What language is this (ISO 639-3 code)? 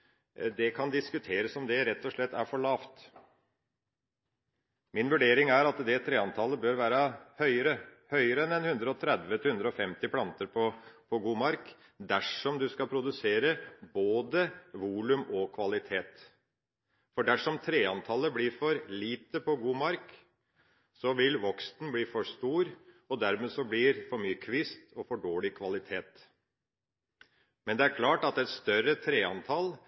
nob